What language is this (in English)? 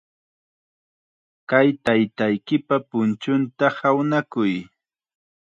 Chiquián Ancash Quechua